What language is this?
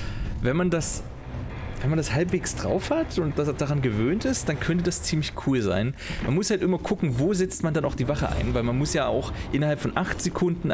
German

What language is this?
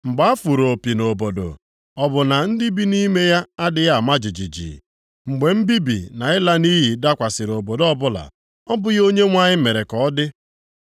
Igbo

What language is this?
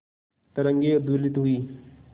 Hindi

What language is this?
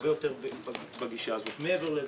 Hebrew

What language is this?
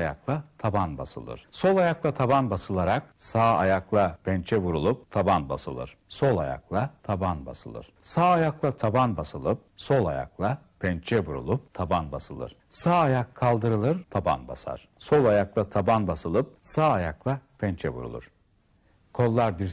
Turkish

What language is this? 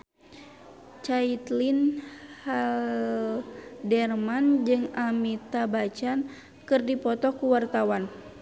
Sundanese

